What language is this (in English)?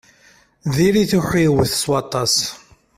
Kabyle